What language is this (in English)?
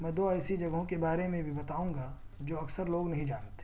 Urdu